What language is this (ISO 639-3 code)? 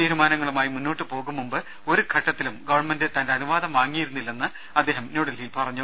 mal